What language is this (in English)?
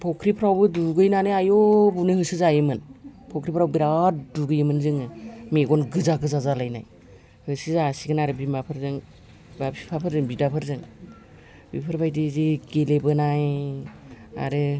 Bodo